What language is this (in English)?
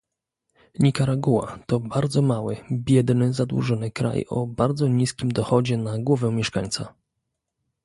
Polish